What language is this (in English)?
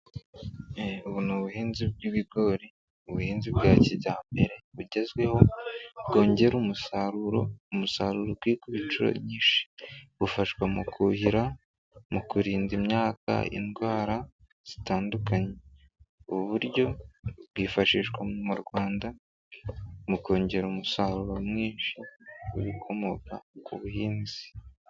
Kinyarwanda